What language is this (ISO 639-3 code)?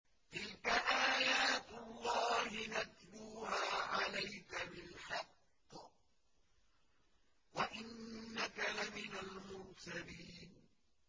ara